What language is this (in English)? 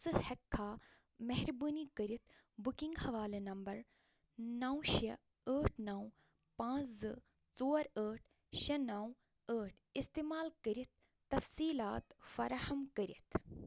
Kashmiri